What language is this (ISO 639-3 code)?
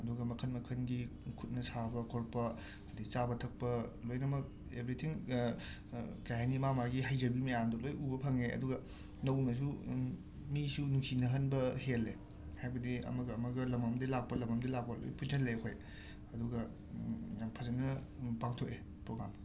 mni